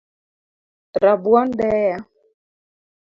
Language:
Luo (Kenya and Tanzania)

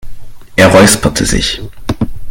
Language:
German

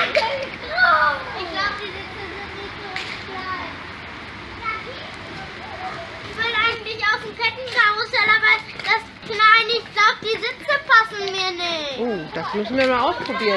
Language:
German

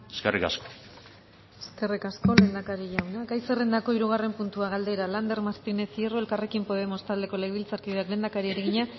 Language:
Basque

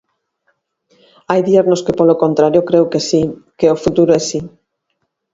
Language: Galician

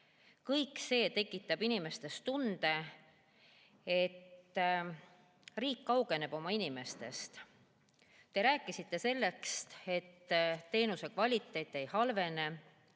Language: Estonian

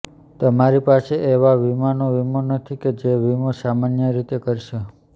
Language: Gujarati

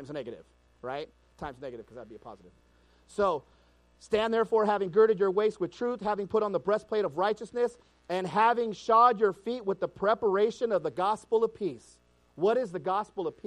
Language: English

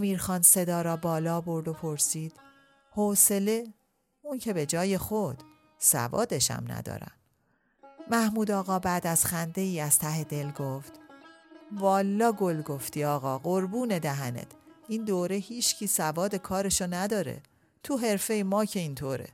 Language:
Persian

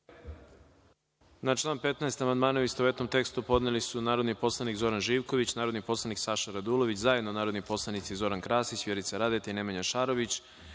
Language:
Serbian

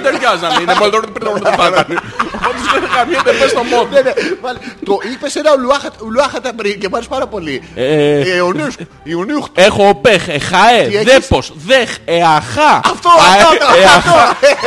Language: Greek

